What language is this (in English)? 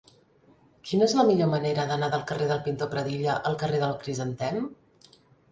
Catalan